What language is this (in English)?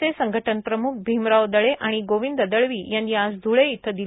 Marathi